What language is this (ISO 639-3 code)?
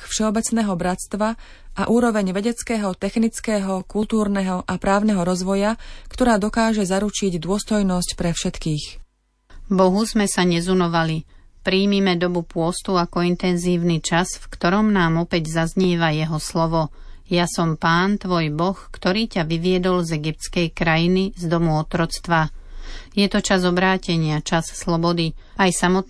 slk